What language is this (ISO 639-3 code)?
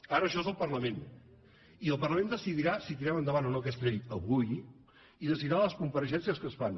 cat